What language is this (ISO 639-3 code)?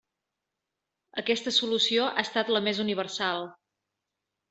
cat